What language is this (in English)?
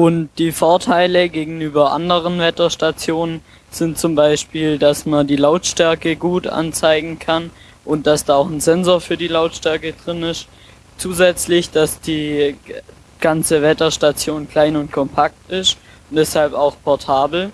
German